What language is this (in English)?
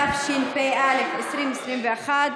Hebrew